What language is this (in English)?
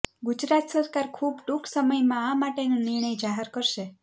Gujarati